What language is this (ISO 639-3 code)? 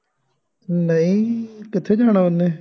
pan